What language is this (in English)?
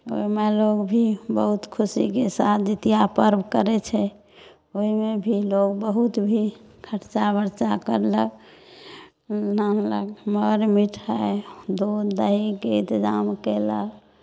Maithili